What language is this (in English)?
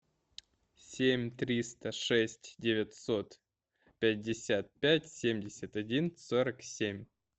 Russian